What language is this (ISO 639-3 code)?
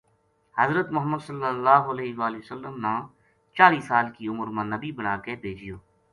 gju